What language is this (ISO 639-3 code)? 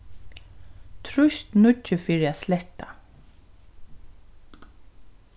fao